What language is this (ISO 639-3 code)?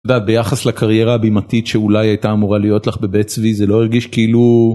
heb